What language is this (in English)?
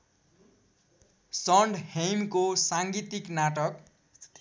Nepali